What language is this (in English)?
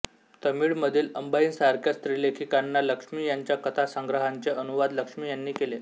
Marathi